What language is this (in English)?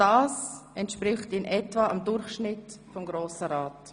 Swiss German